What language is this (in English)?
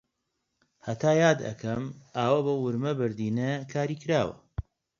Central Kurdish